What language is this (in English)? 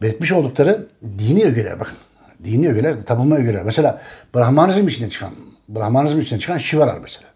Turkish